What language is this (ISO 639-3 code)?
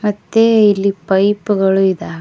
kan